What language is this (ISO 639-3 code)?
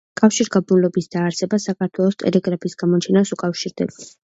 kat